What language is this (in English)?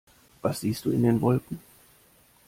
German